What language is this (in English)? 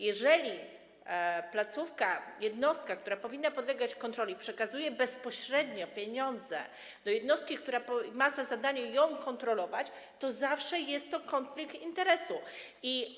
Polish